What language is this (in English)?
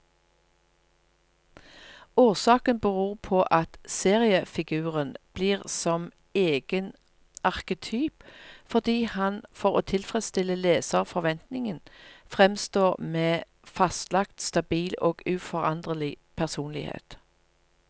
Norwegian